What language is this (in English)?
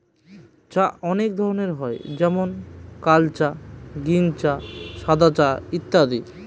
Bangla